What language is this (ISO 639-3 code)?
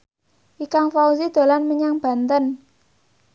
jav